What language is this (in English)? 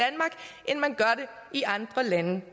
Danish